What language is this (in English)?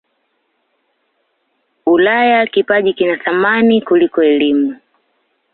Swahili